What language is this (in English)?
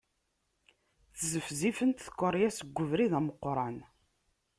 Kabyle